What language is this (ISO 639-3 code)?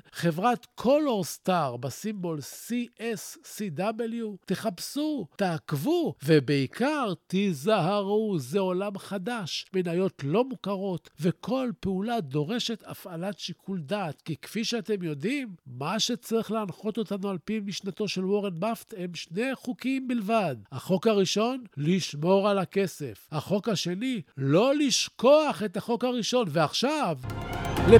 heb